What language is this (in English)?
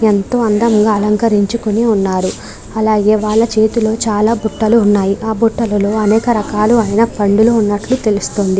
Telugu